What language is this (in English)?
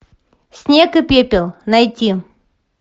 Russian